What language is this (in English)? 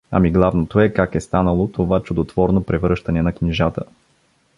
Bulgarian